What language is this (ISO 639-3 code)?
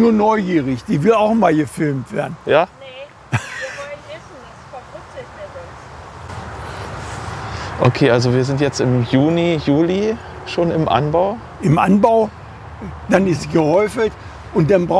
deu